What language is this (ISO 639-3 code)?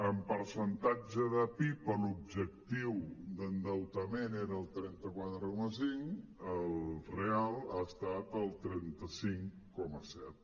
cat